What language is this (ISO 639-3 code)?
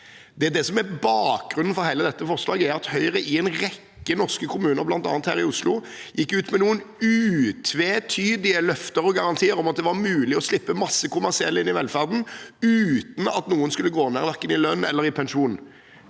nor